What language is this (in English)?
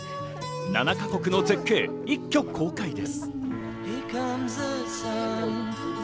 Japanese